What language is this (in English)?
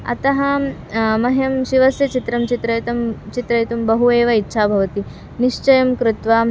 Sanskrit